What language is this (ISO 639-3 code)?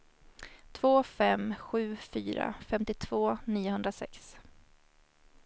swe